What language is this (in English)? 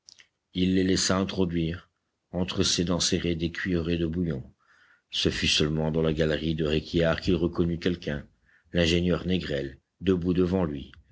French